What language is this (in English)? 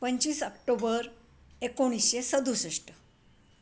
Marathi